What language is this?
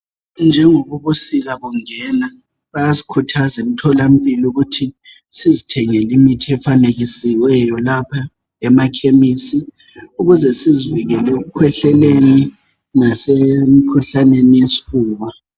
North Ndebele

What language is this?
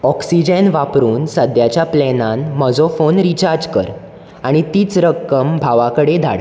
Konkani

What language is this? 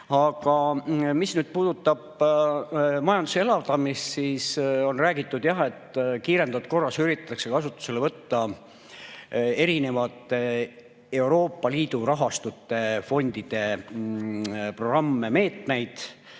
Estonian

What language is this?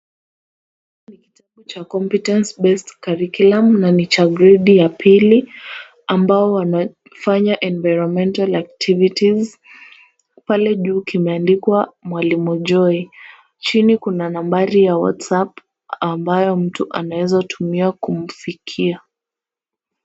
Swahili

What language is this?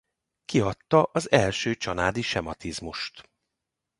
Hungarian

